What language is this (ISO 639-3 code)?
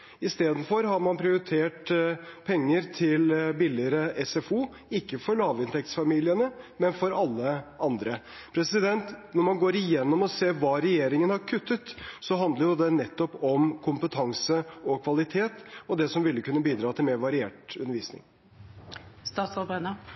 nob